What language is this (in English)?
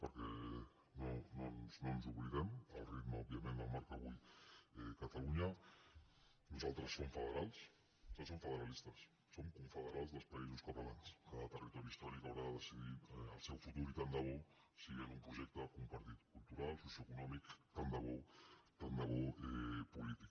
Catalan